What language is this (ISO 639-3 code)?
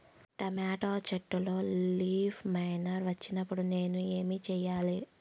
tel